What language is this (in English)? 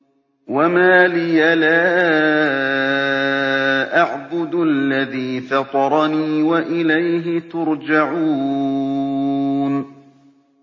Arabic